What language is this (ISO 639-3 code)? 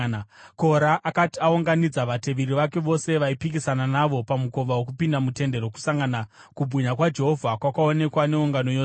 sna